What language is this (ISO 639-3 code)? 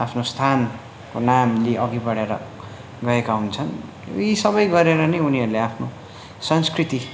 nep